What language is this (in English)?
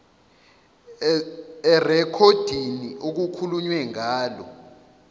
Zulu